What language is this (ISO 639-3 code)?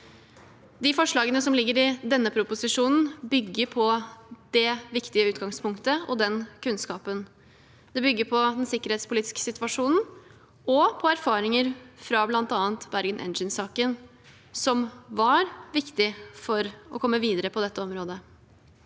nor